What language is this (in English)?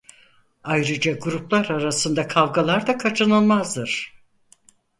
Turkish